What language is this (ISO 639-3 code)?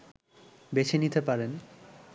ben